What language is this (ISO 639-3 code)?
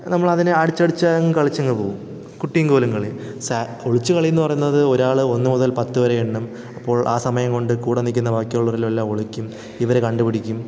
mal